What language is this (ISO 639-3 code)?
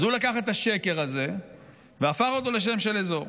heb